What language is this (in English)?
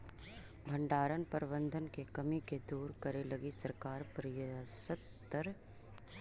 Magahi